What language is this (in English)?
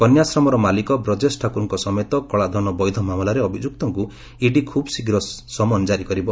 Odia